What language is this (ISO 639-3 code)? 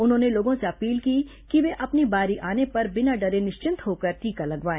hin